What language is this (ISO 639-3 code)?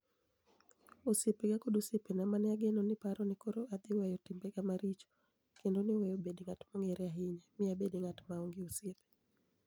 luo